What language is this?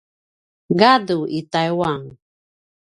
Paiwan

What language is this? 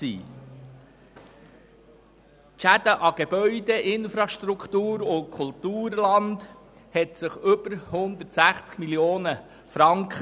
Swiss German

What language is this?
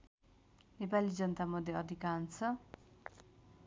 Nepali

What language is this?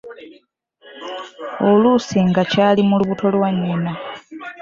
Ganda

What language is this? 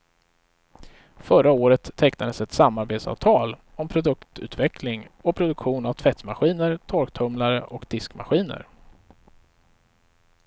Swedish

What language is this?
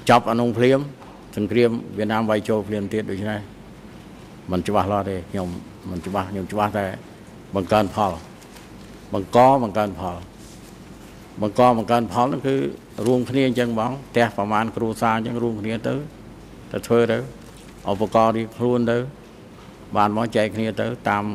Thai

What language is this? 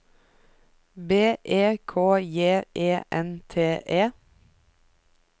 Norwegian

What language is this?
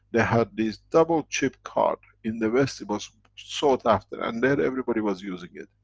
English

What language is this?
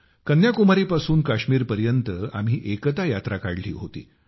Marathi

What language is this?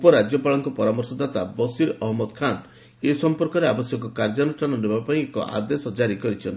Odia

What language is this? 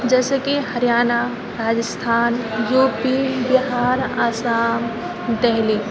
Urdu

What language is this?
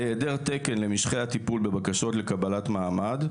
Hebrew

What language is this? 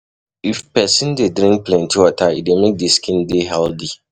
Nigerian Pidgin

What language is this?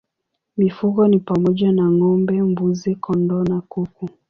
Swahili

